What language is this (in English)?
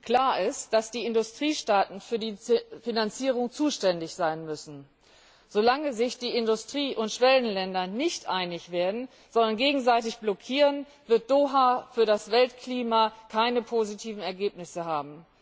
German